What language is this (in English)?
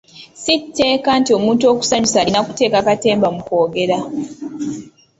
Ganda